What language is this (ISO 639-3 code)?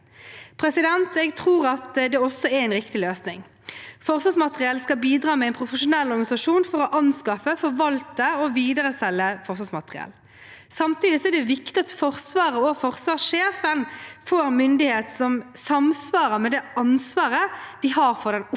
nor